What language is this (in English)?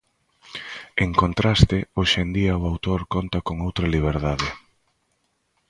Galician